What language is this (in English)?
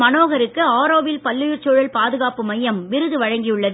Tamil